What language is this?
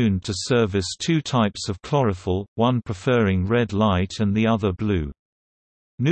English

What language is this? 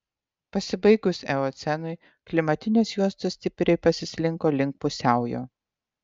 Lithuanian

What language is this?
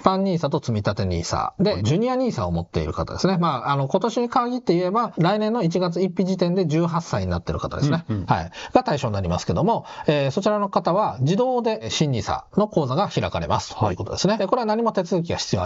Japanese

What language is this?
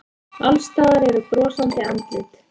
Icelandic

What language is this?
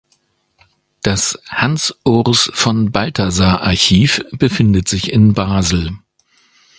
German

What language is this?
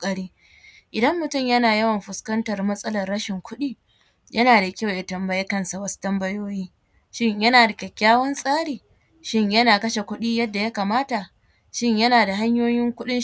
Hausa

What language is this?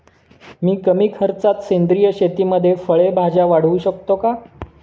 Marathi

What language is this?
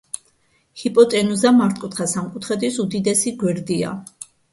Georgian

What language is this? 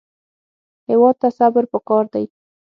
Pashto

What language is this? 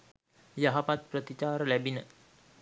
Sinhala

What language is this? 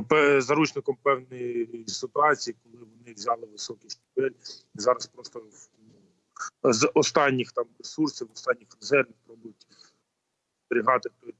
Ukrainian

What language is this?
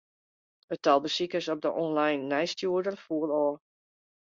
Western Frisian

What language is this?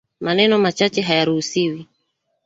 Swahili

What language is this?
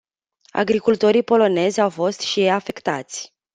Romanian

